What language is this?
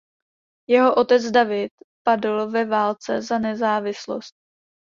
Czech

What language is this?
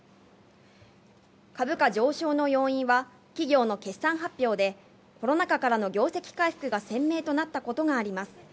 Japanese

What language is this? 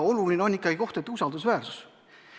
Estonian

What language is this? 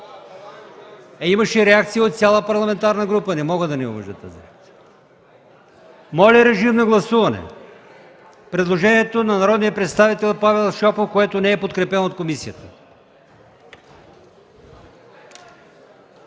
Bulgarian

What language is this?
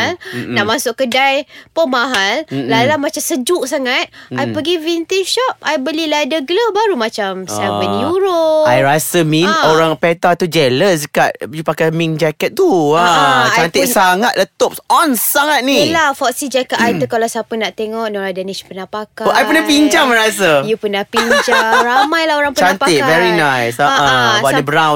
Malay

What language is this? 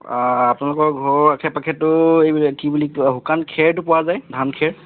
Assamese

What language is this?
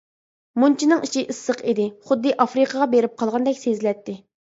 Uyghur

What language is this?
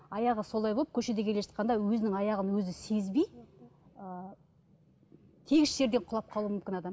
Kazakh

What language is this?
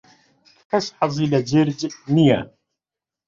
Central Kurdish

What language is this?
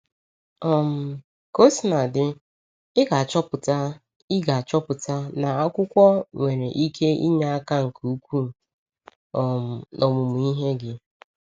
Igbo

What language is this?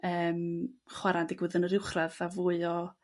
Welsh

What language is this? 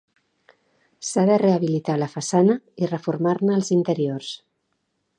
Catalan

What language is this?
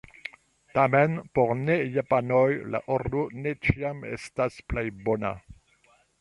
Esperanto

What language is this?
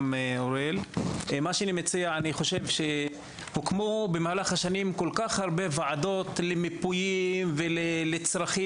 Hebrew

